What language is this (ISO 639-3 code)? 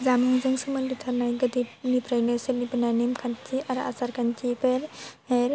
brx